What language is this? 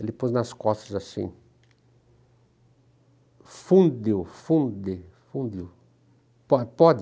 Portuguese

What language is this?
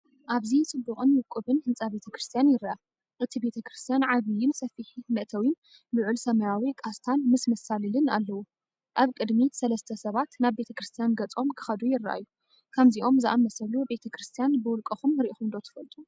Tigrinya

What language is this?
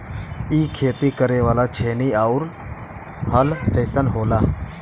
Bhojpuri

